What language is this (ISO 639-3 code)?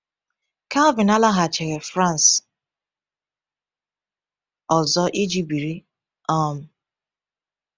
ibo